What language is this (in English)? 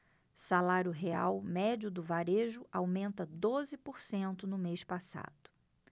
Portuguese